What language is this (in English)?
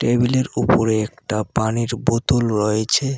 Bangla